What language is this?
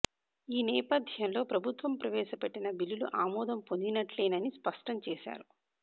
Telugu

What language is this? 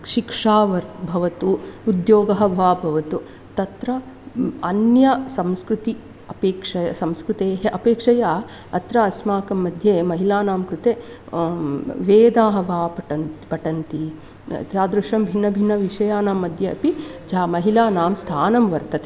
Sanskrit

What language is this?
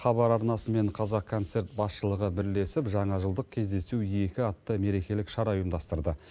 Kazakh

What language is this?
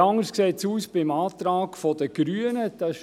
Swiss German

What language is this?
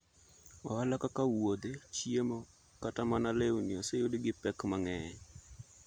Luo (Kenya and Tanzania)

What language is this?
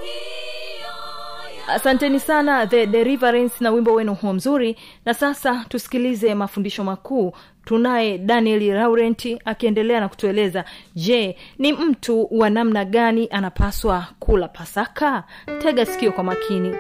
Swahili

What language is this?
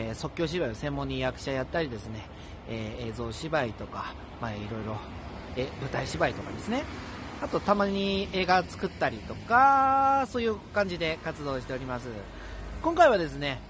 Japanese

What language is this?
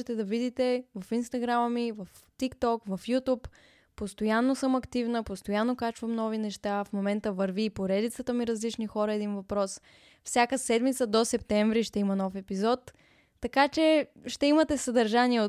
Bulgarian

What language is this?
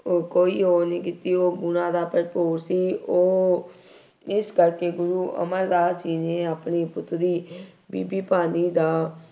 Punjabi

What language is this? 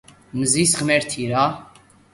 Georgian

